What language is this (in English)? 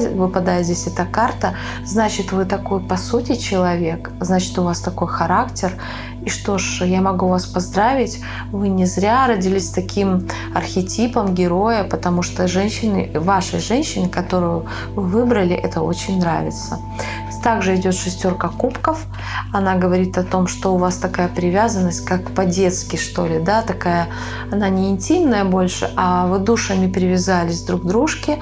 Russian